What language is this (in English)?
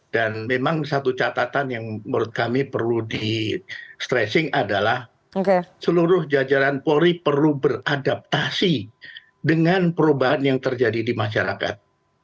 Indonesian